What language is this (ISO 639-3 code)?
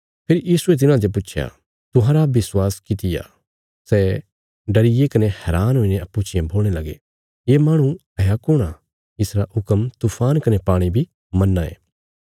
kfs